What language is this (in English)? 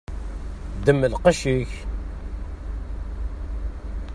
Kabyle